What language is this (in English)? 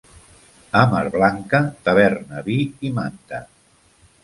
Catalan